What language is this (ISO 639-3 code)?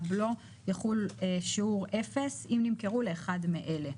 heb